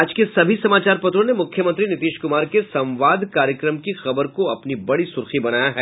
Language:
Hindi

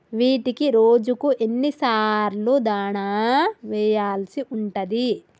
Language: Telugu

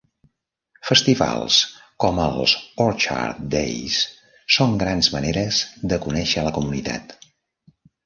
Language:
Catalan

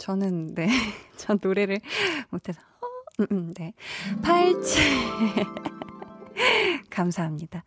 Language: Korean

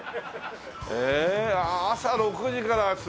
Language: Japanese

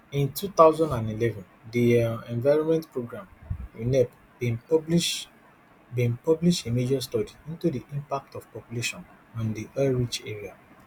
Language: Nigerian Pidgin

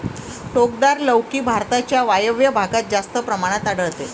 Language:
Marathi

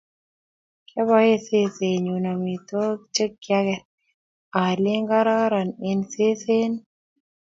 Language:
Kalenjin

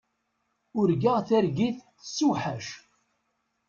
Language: Kabyle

